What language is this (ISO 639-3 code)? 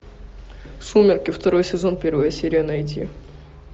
rus